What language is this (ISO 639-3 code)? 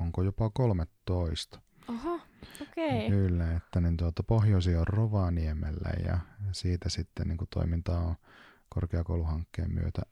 fin